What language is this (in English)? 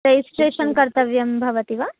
Sanskrit